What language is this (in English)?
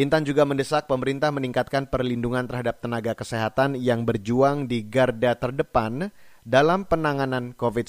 Indonesian